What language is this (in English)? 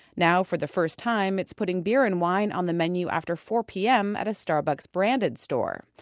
English